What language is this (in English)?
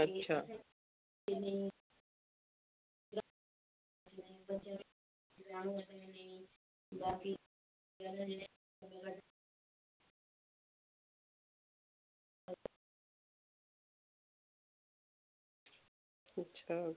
Dogri